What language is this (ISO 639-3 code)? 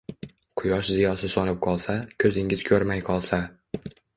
uzb